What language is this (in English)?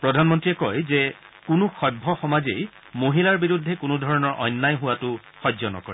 Assamese